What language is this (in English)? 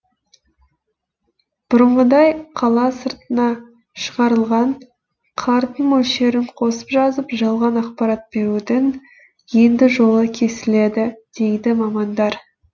Kazakh